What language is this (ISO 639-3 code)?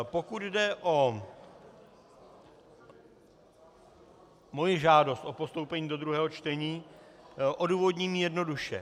ces